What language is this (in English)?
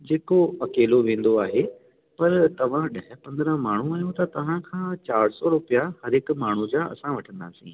Sindhi